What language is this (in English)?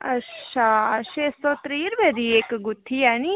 Dogri